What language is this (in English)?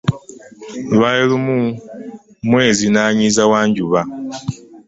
Ganda